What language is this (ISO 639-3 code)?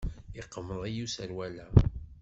kab